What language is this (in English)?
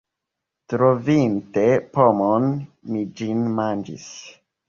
Esperanto